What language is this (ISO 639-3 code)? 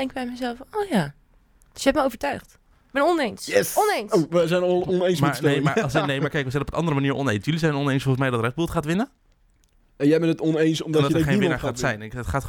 nld